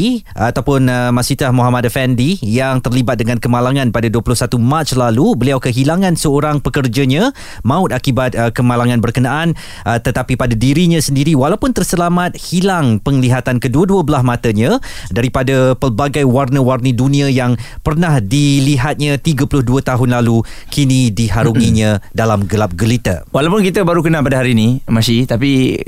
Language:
Malay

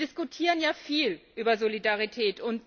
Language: German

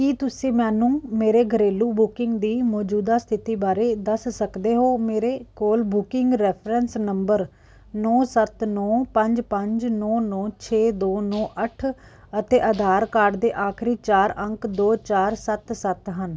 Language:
Punjabi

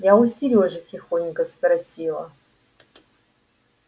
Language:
Russian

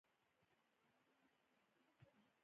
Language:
Pashto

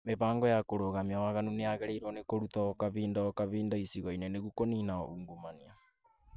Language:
Kikuyu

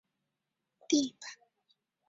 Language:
Chinese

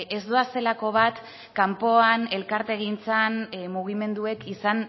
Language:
Basque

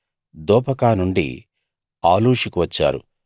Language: Telugu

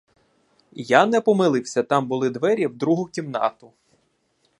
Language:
Ukrainian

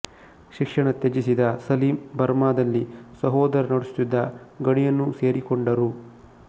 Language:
Kannada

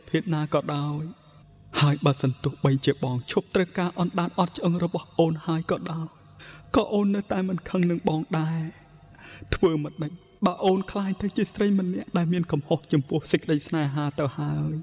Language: Thai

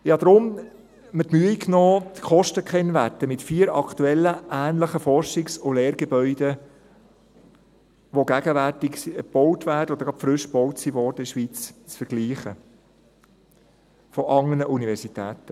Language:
Swiss German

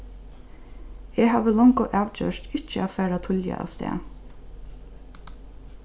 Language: Faroese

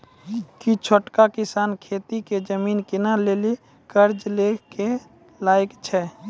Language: Maithili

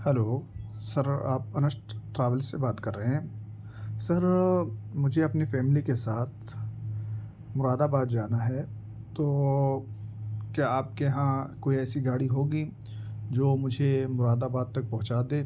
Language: Urdu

